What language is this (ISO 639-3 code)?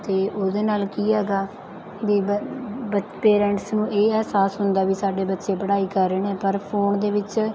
pan